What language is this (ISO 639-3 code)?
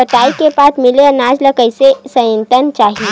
hne